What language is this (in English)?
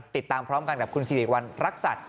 Thai